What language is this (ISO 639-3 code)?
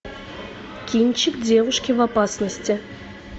rus